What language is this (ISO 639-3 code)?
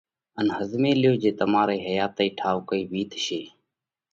kvx